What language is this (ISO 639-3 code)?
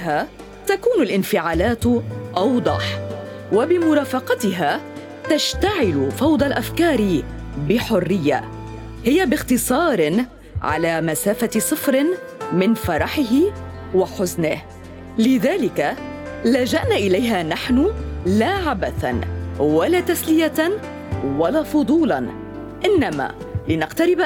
ara